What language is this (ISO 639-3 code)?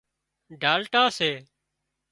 kxp